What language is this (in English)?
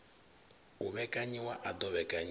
Venda